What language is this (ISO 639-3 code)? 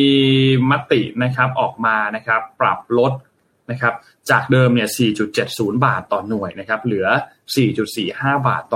tha